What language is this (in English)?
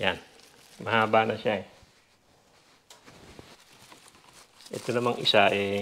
Filipino